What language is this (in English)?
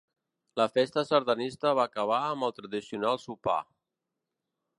Catalan